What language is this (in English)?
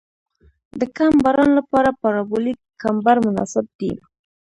Pashto